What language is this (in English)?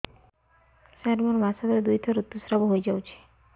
Odia